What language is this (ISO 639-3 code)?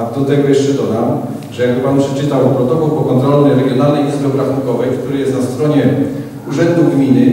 pol